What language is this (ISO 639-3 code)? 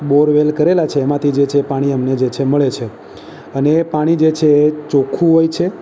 guj